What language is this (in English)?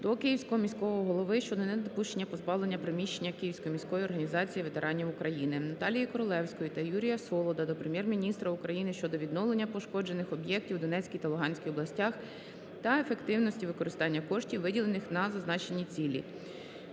Ukrainian